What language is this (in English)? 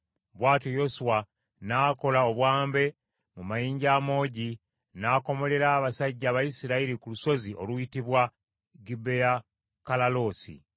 Ganda